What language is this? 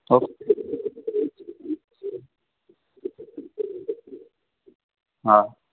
Gujarati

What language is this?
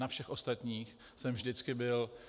Czech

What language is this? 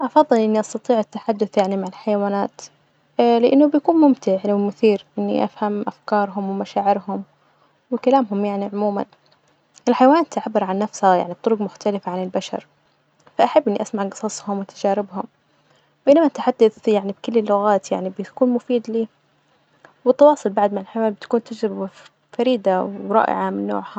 Najdi Arabic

